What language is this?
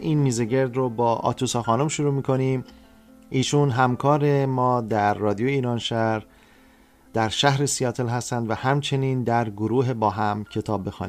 Persian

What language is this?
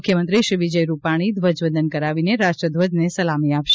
Gujarati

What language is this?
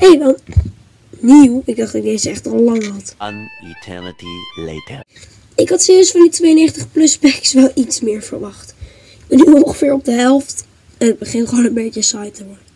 Dutch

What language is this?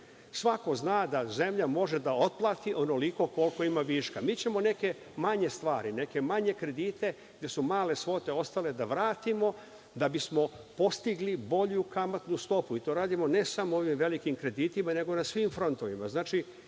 Serbian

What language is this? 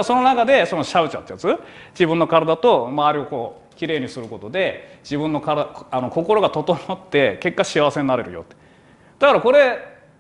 Japanese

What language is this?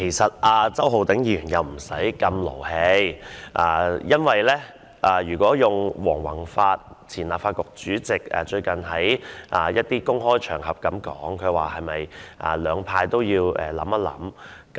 Cantonese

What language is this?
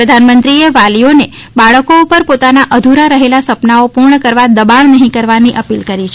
Gujarati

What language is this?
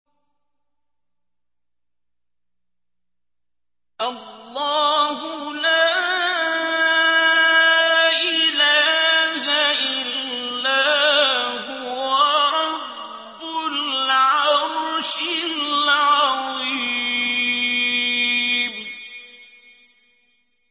Arabic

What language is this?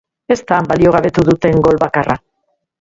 Basque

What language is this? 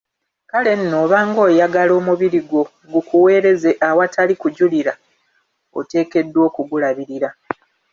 Ganda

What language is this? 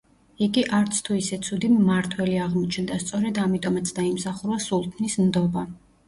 Georgian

